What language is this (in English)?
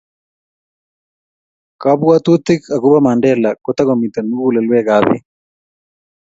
Kalenjin